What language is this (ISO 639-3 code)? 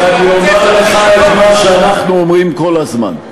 heb